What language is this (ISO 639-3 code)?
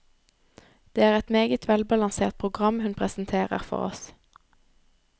nor